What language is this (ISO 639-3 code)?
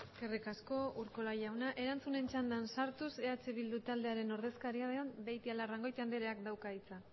eus